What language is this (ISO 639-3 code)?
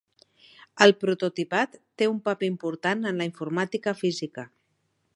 cat